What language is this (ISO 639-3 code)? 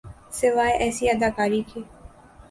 urd